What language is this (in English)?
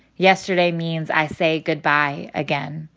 English